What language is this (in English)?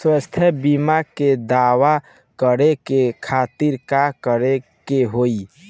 Bhojpuri